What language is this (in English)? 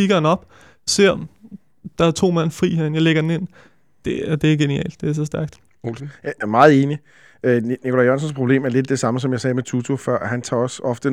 Danish